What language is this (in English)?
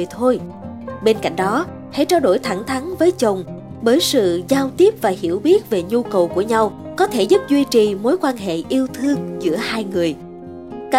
Vietnamese